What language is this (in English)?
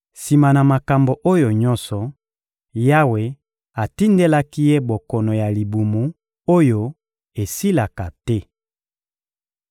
Lingala